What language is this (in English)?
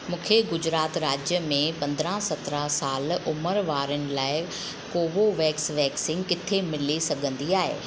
Sindhi